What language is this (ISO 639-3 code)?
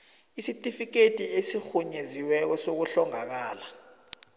nbl